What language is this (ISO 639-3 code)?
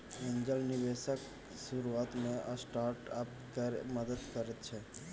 mai